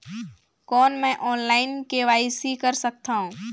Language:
Chhattisgarhi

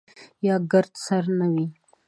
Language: Pashto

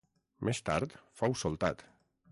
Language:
Catalan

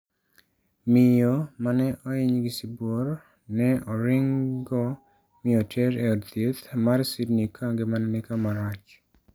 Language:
Luo (Kenya and Tanzania)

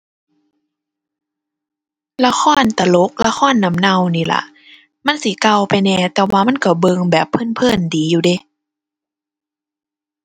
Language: Thai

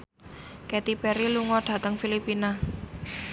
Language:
Javanese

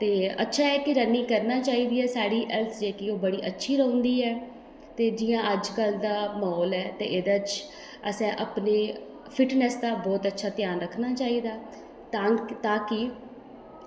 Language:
Dogri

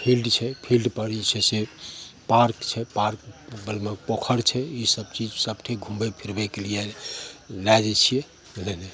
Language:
Maithili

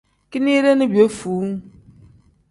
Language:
Tem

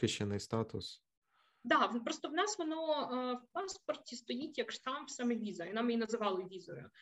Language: Ukrainian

